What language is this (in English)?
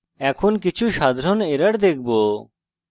Bangla